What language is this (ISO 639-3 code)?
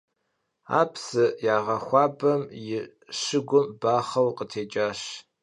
kbd